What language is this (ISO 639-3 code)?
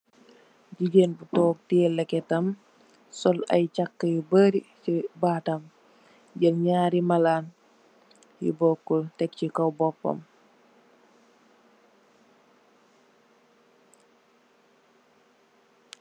wol